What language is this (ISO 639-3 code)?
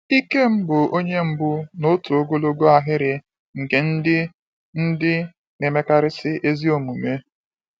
ibo